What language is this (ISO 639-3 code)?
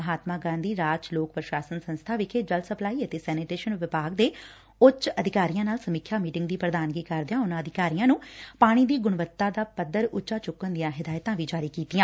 pan